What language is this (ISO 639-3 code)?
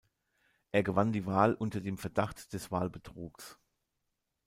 deu